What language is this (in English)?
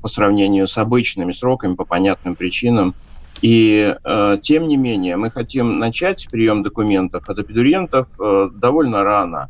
Russian